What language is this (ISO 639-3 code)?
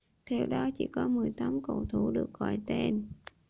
vie